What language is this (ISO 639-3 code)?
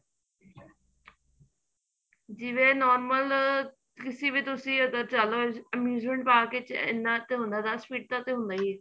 pan